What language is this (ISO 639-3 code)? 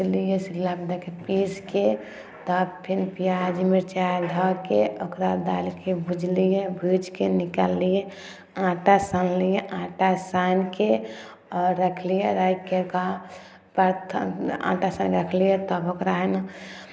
mai